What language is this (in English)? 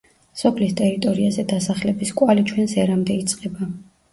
Georgian